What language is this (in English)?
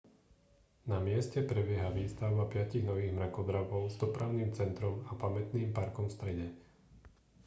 Slovak